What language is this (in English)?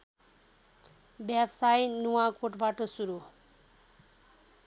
Nepali